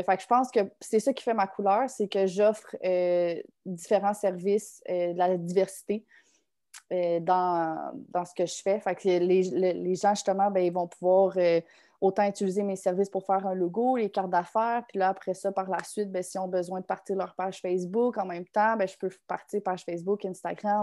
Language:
French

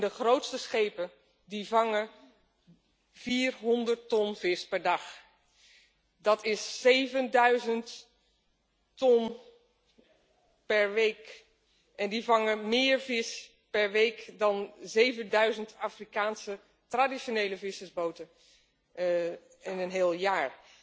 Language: Dutch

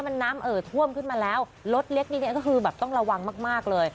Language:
Thai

